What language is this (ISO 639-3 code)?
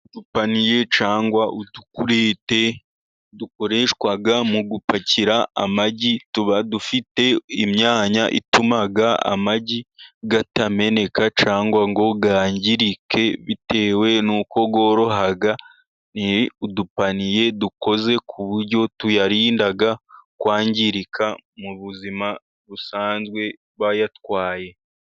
kin